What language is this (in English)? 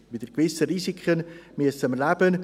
Swiss German